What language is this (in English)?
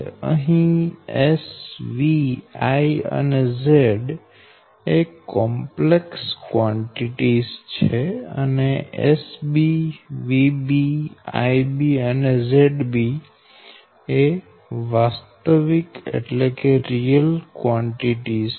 Gujarati